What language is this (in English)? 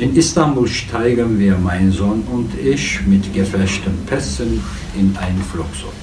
German